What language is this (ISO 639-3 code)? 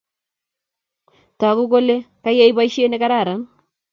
kln